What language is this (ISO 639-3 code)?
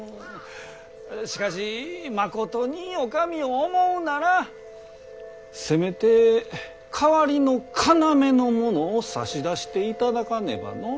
jpn